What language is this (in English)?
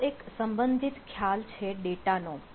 Gujarati